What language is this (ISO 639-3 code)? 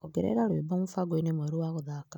kik